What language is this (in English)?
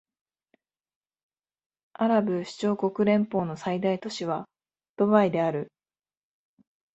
Japanese